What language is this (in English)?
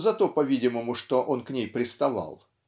Russian